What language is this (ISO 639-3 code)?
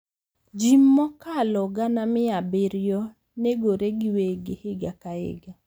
luo